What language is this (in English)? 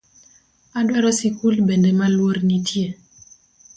Luo (Kenya and Tanzania)